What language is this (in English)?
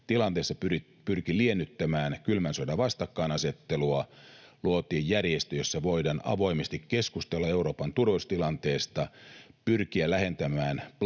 Finnish